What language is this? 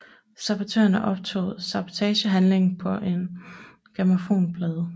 Danish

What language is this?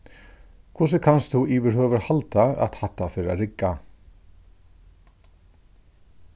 Faroese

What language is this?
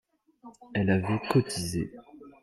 French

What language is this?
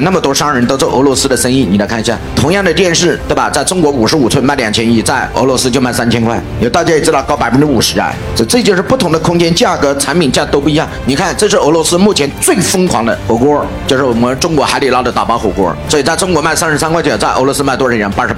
Chinese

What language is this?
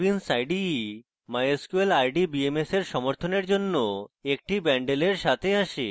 Bangla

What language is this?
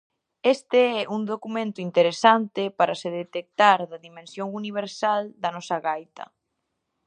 Galician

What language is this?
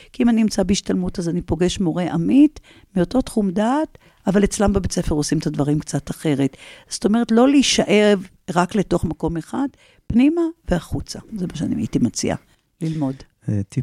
Hebrew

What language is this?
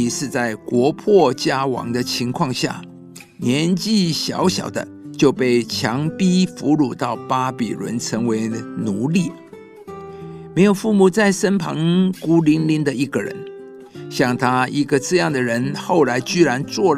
Chinese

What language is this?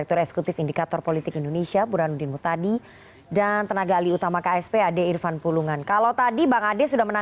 Indonesian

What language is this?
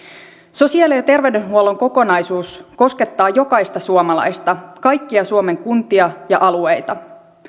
Finnish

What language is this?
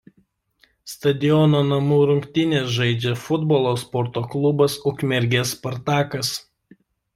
Lithuanian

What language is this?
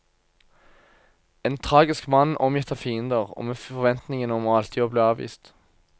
Norwegian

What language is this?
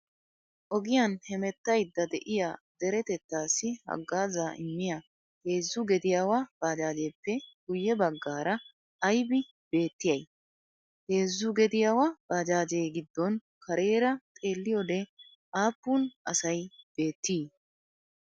Wolaytta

